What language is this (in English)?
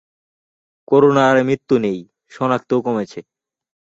Bangla